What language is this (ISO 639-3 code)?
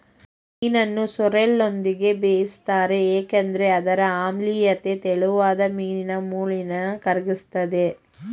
kan